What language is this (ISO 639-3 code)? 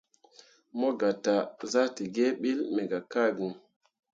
mua